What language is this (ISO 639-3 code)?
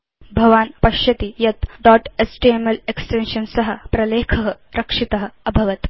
san